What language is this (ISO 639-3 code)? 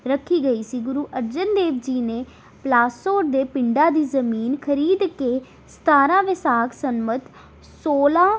pan